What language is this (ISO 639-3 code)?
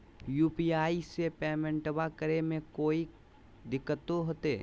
mag